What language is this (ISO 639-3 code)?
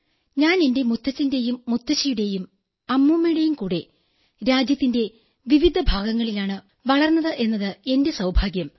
mal